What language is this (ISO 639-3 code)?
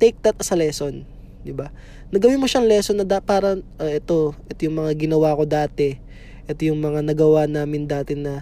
fil